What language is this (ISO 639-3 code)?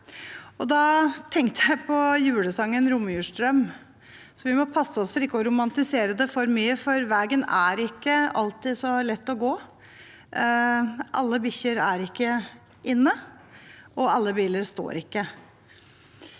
nor